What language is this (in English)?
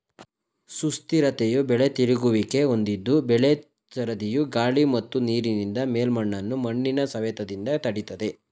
Kannada